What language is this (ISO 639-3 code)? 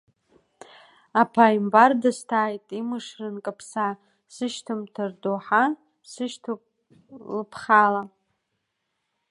abk